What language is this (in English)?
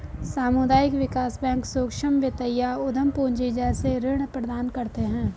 Hindi